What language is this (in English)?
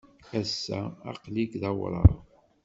Kabyle